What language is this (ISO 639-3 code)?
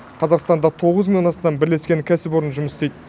kaz